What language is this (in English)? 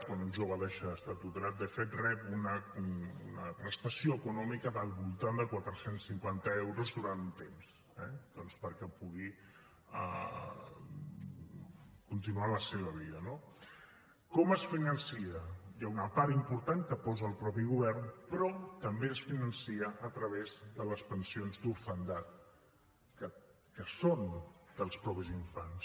Catalan